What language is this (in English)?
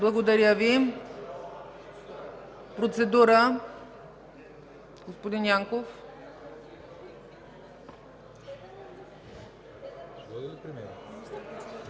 Bulgarian